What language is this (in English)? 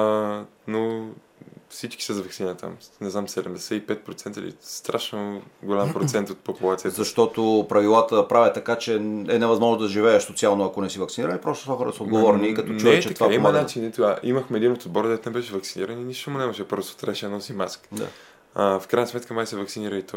Bulgarian